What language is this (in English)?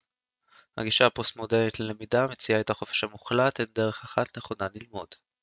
Hebrew